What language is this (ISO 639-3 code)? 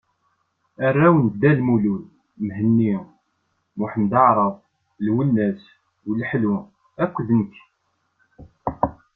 kab